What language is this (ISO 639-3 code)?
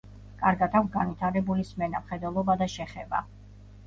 kat